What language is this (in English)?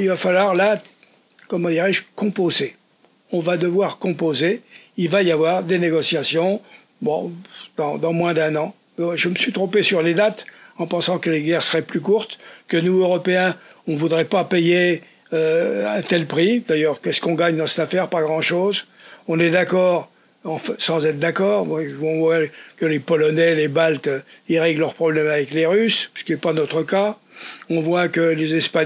French